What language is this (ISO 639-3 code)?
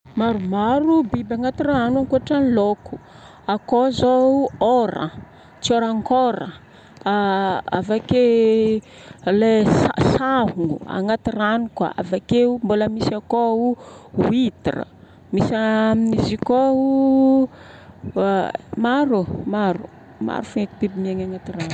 bmm